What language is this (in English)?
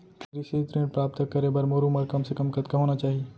Chhattisgarhi